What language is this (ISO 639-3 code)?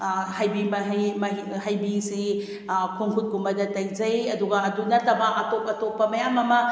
mni